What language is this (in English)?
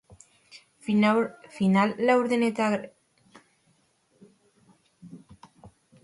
Basque